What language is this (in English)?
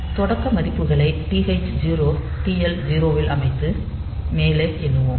Tamil